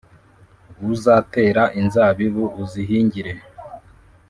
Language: Kinyarwanda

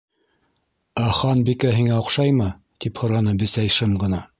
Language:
Bashkir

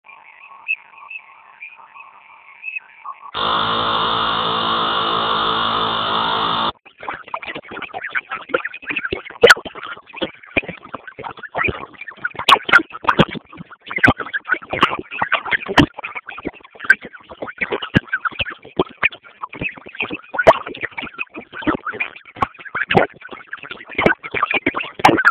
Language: Swahili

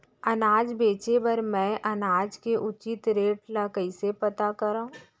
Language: Chhattisgarhi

